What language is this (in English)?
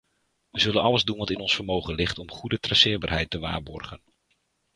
Dutch